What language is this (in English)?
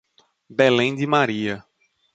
Portuguese